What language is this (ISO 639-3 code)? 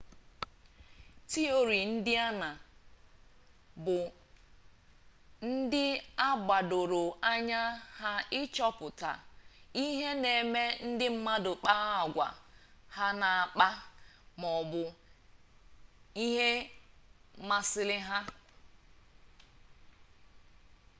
ibo